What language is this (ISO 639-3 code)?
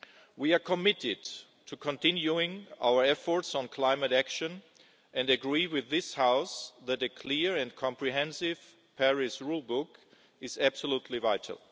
eng